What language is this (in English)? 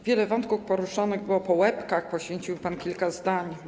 Polish